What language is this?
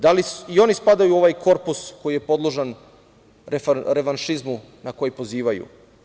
Serbian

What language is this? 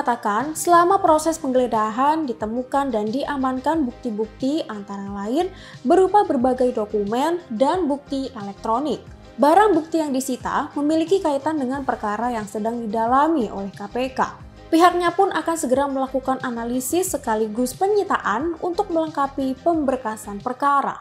Indonesian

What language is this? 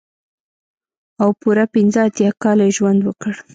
Pashto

